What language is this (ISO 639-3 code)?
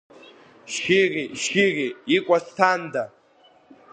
abk